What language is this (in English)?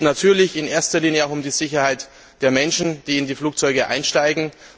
German